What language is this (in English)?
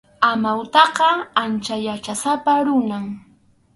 Arequipa-La Unión Quechua